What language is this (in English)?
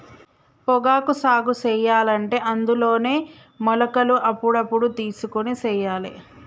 Telugu